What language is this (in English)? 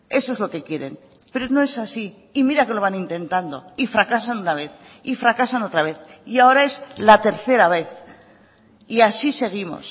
Spanish